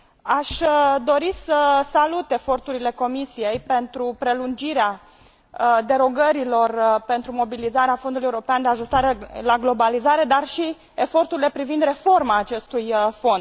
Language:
Romanian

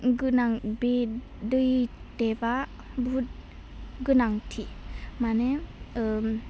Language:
Bodo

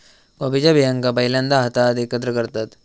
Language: Marathi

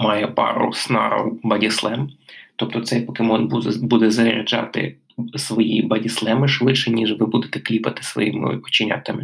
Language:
Ukrainian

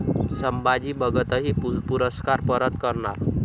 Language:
Marathi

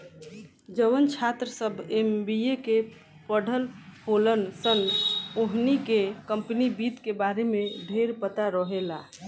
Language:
Bhojpuri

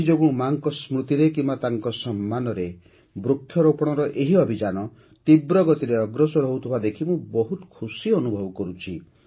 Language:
Odia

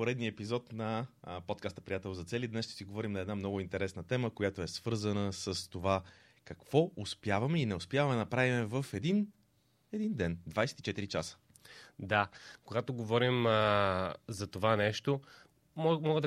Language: Bulgarian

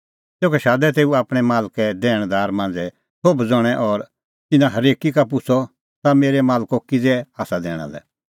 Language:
Kullu Pahari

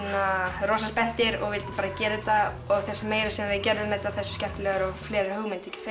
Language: Icelandic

